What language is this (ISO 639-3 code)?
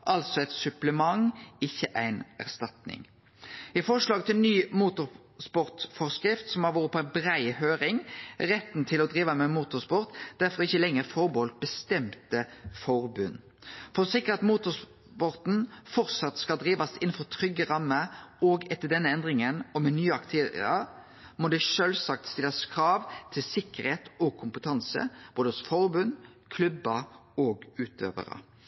nno